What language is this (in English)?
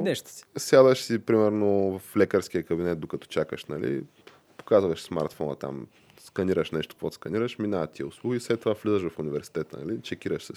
Bulgarian